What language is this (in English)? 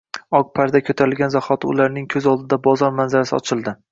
Uzbek